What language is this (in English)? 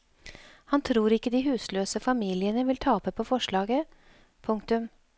Norwegian